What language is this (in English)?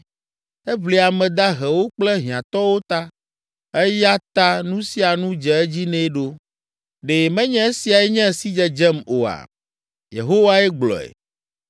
Ewe